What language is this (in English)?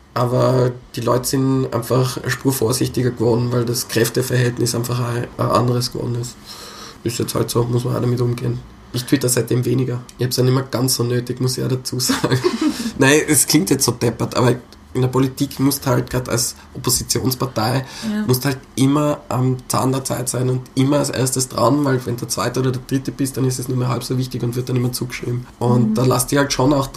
German